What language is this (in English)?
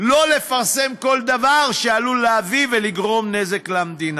Hebrew